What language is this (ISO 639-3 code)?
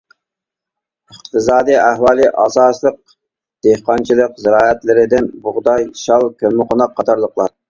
uig